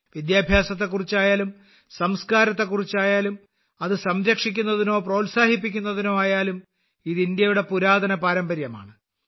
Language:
Malayalam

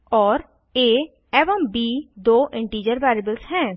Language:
Hindi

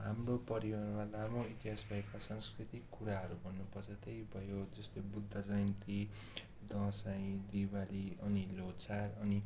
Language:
Nepali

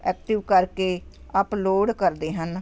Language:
Punjabi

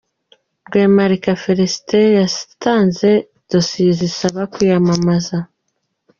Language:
Kinyarwanda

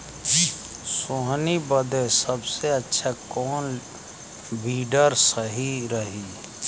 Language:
Bhojpuri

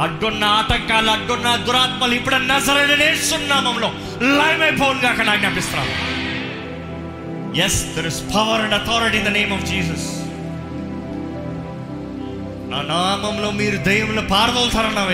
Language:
Telugu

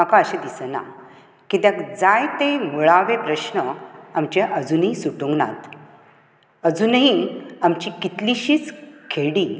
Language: Konkani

